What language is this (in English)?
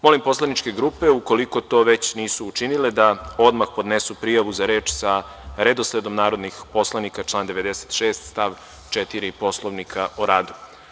Serbian